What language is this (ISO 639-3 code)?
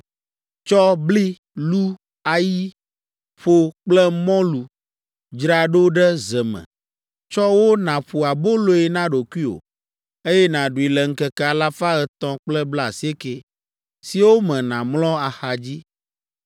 ewe